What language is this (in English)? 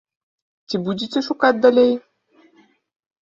Belarusian